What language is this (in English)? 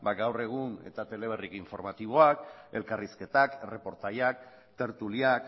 Basque